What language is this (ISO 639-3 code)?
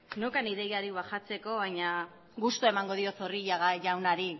eus